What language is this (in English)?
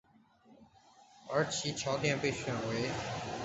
Chinese